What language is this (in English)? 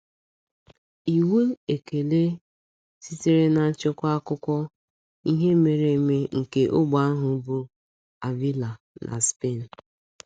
Igbo